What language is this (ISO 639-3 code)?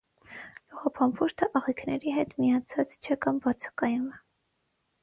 hye